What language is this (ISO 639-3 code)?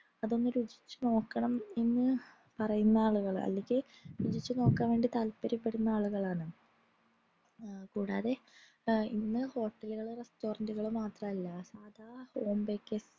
mal